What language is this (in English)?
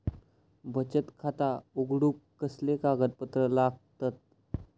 Marathi